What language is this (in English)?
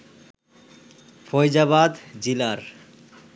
Bangla